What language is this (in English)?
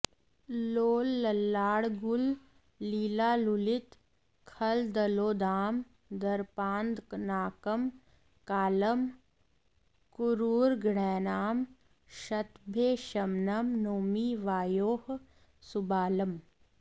Sanskrit